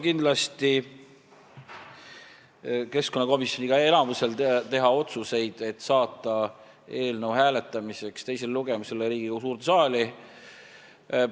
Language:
Estonian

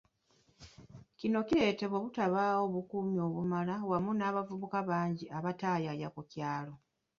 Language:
Ganda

